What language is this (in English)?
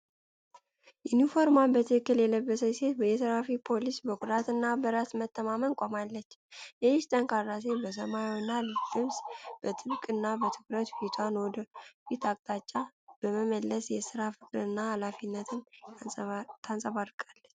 Amharic